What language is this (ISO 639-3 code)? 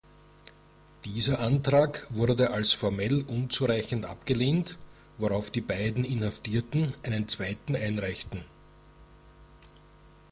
deu